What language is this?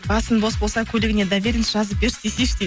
Kazakh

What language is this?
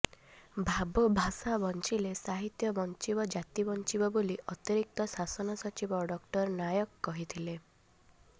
Odia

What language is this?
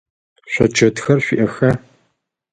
Adyghe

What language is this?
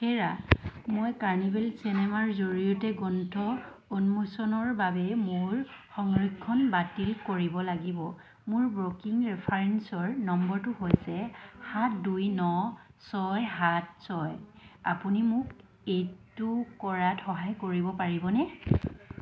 Assamese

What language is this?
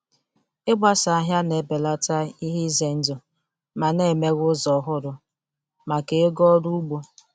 Igbo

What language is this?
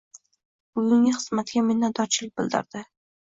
Uzbek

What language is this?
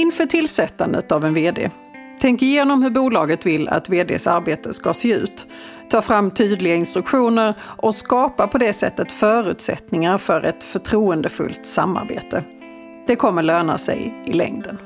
Swedish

